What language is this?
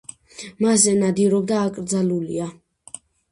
Georgian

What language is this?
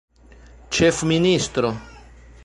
Esperanto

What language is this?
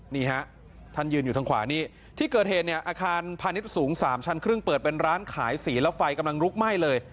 Thai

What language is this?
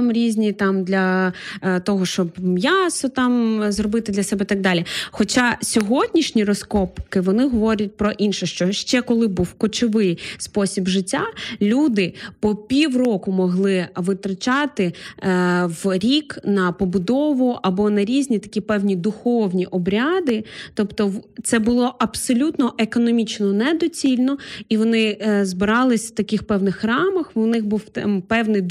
Ukrainian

